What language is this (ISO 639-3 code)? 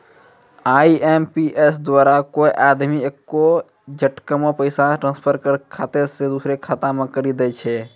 mai